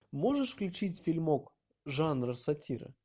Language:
Russian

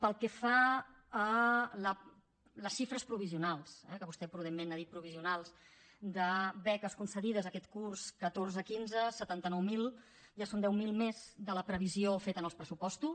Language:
Catalan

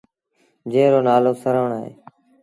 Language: Sindhi Bhil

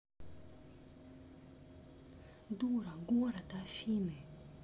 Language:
Russian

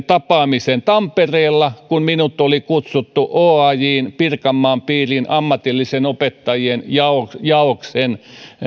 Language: Finnish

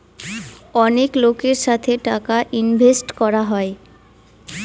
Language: Bangla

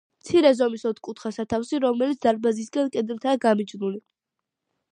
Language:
Georgian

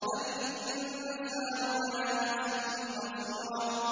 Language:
Arabic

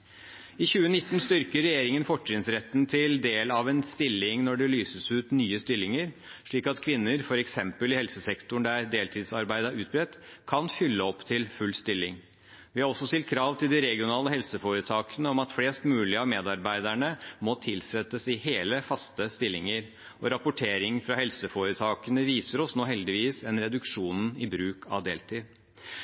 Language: Norwegian Bokmål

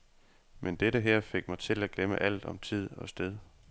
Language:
Danish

